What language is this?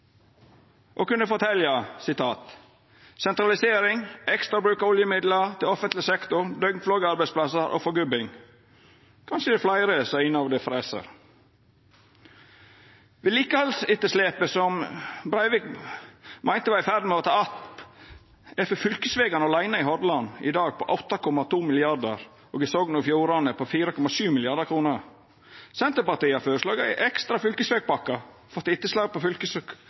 Norwegian Nynorsk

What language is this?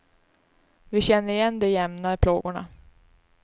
Swedish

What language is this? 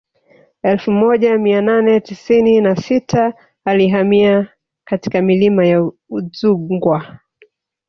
Swahili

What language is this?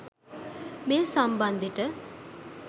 Sinhala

